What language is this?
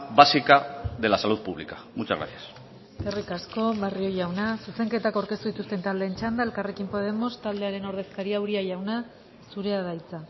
Basque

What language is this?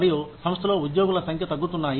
Telugu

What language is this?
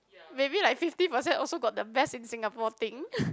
English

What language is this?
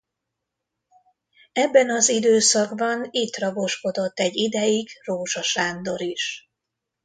Hungarian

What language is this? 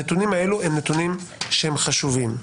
Hebrew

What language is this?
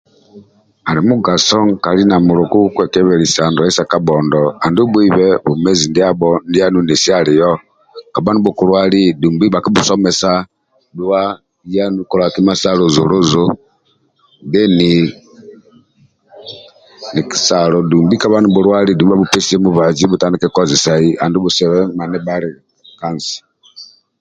Amba (Uganda)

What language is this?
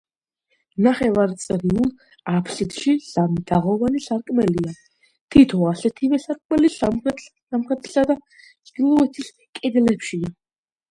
Georgian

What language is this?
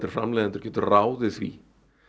Icelandic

